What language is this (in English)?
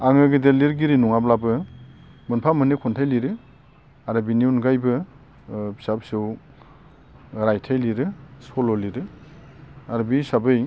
Bodo